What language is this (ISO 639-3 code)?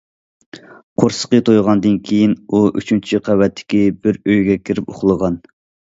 uig